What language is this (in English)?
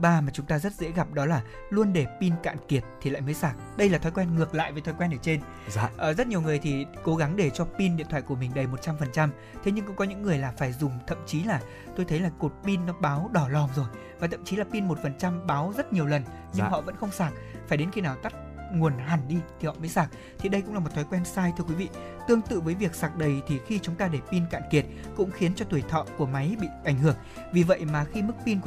Vietnamese